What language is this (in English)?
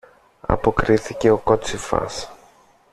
Greek